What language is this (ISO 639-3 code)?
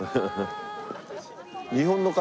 jpn